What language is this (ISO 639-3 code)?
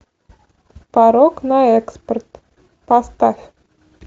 rus